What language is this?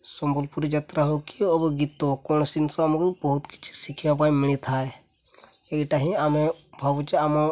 Odia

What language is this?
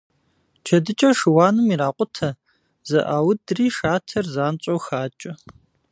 Kabardian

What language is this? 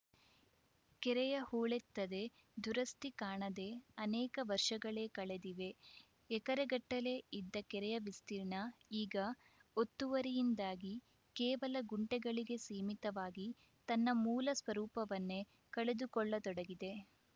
Kannada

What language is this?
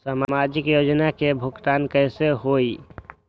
Magahi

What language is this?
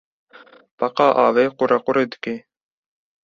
Kurdish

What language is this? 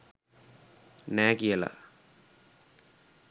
Sinhala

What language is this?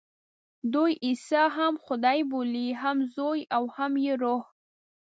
Pashto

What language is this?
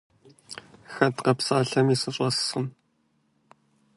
Kabardian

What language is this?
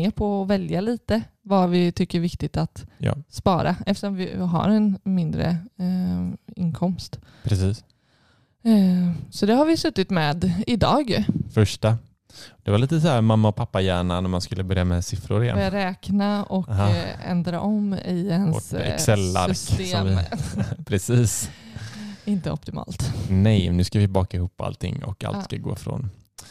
Swedish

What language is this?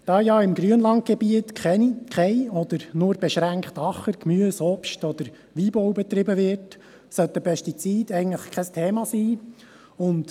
Swiss German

